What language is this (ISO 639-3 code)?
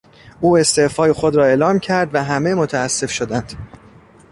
fas